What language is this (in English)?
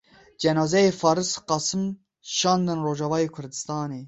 Kurdish